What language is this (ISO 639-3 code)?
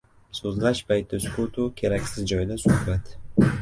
uzb